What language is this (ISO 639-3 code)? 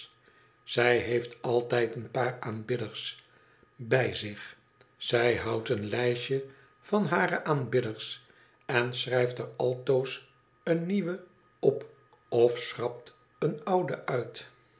nld